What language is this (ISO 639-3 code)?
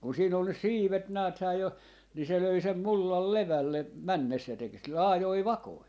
fin